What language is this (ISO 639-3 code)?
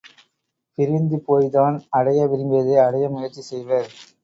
tam